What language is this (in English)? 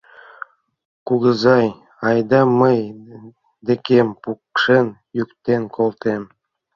Mari